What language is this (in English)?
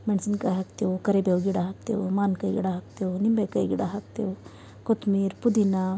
Kannada